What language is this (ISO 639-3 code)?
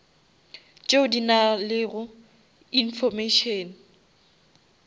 nso